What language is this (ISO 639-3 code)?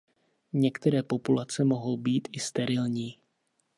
ces